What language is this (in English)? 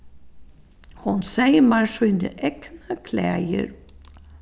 Faroese